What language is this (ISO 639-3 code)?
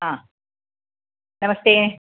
san